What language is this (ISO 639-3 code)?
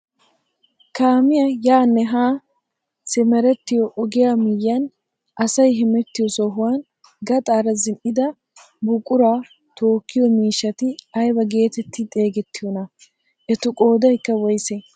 wal